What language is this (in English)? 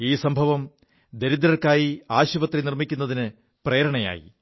Malayalam